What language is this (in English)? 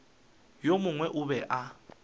Northern Sotho